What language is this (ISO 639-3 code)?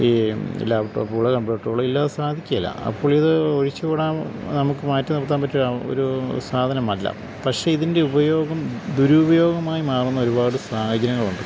mal